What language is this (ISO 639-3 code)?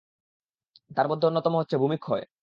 ben